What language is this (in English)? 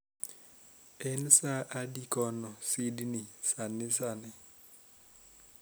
Luo (Kenya and Tanzania)